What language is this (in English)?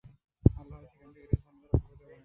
Bangla